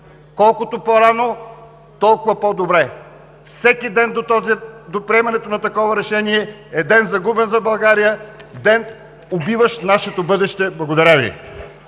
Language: Bulgarian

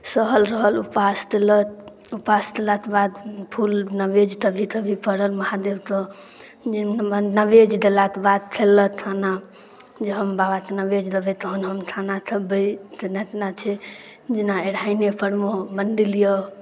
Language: Maithili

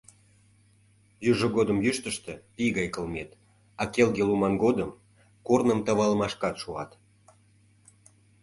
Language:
Mari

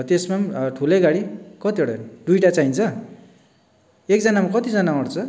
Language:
Nepali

